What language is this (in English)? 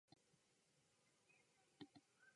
Japanese